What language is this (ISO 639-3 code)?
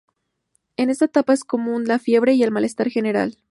spa